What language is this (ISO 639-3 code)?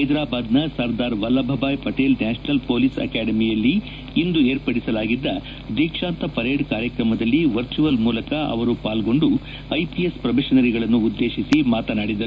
kan